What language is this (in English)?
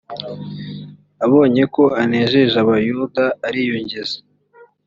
Kinyarwanda